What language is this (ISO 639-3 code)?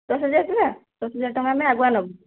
ori